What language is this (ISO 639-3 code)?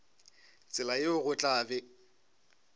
nso